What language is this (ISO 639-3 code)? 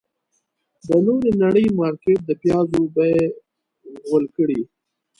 pus